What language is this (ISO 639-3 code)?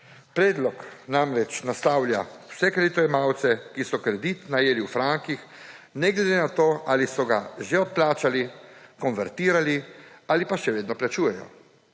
slv